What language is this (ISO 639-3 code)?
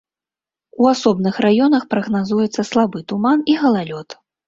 bel